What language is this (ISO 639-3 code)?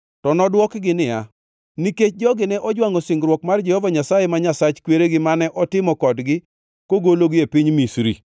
luo